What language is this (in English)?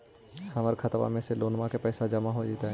Magahi